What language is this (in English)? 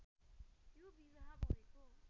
Nepali